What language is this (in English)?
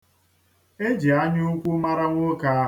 Igbo